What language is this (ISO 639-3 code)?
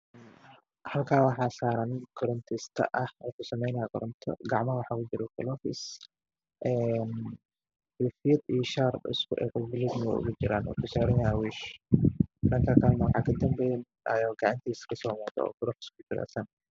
som